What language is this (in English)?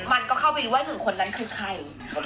Thai